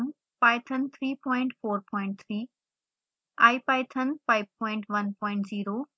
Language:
Hindi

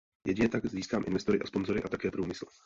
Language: Czech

